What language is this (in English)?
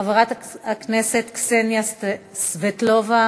Hebrew